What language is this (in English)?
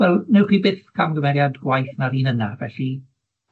Welsh